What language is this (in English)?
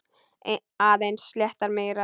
Icelandic